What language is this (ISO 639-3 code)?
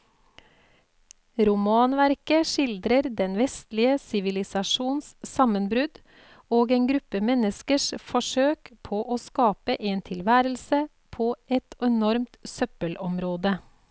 nor